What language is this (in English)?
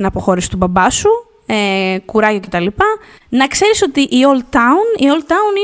Greek